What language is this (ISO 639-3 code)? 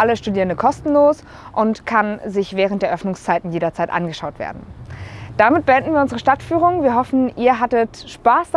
deu